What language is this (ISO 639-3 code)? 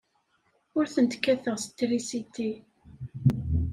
kab